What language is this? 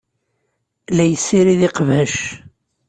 Kabyle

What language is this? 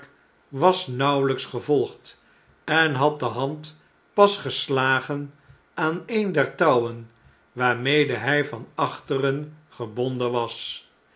Dutch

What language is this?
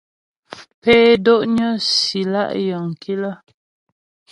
Ghomala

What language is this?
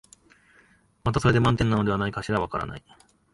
Japanese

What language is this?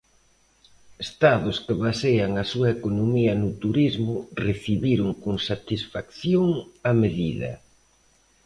Galician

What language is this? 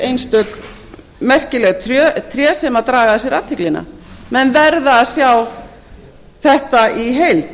Icelandic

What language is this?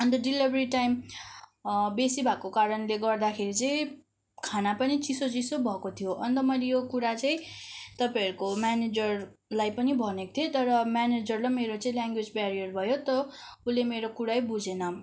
Nepali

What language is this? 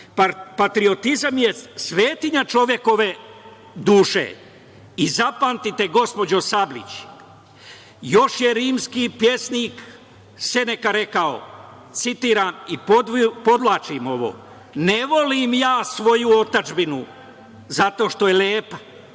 Serbian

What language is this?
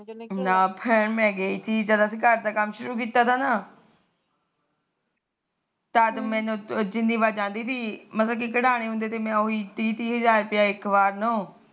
Punjabi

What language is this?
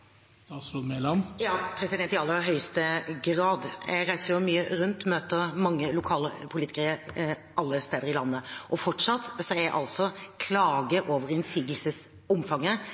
Norwegian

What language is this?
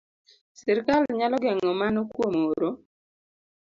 Luo (Kenya and Tanzania)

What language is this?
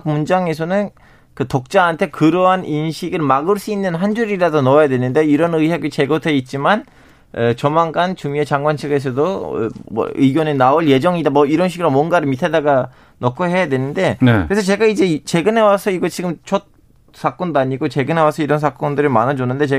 Korean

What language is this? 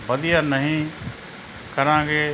Punjabi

